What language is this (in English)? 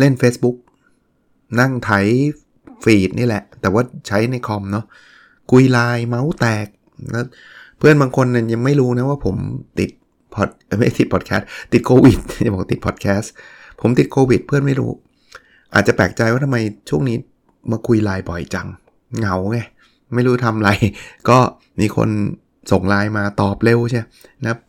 Thai